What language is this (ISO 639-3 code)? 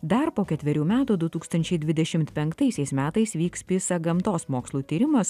lit